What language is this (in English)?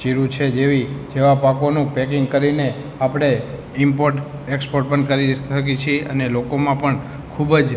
Gujarati